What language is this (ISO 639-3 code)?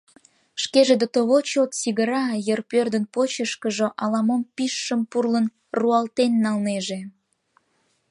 chm